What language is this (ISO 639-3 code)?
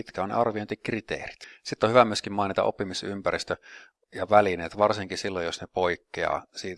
fin